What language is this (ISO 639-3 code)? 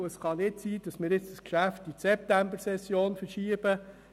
gsw